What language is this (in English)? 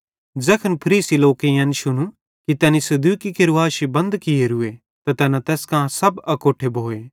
Bhadrawahi